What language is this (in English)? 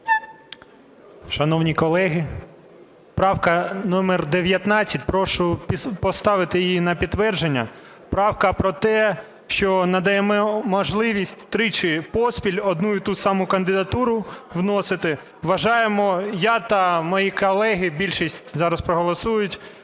Ukrainian